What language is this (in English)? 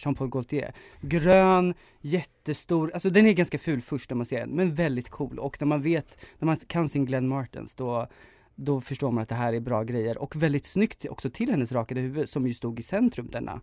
Swedish